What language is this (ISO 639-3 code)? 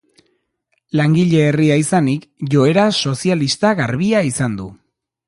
eus